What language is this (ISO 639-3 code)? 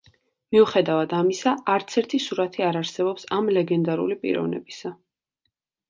kat